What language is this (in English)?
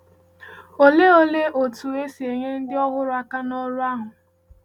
Igbo